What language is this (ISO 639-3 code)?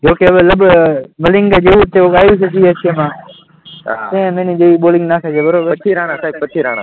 guj